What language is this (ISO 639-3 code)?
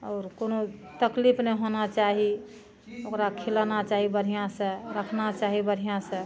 mai